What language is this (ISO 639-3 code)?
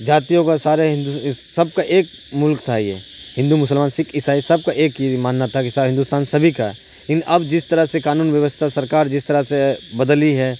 urd